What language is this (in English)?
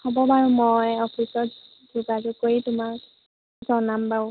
Assamese